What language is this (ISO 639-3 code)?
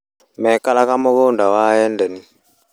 kik